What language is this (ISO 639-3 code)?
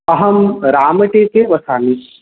san